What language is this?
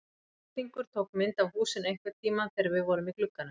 Icelandic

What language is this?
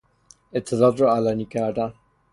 Persian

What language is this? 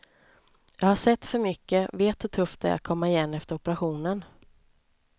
Swedish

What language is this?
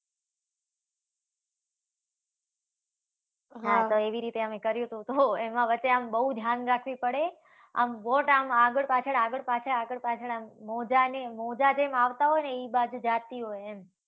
Gujarati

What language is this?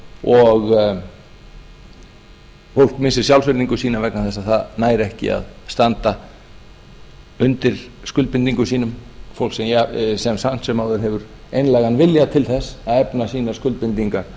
Icelandic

